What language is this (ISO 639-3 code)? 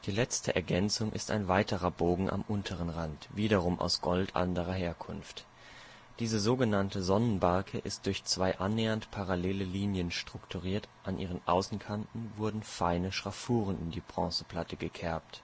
deu